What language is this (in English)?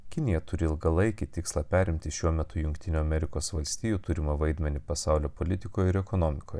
Lithuanian